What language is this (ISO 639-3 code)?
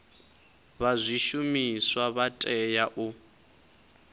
ven